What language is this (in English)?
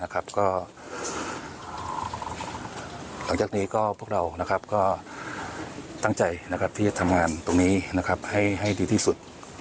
Thai